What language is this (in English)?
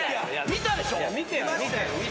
Japanese